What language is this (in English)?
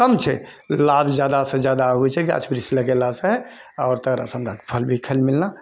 Maithili